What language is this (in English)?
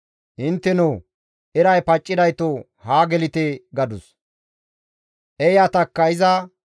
Gamo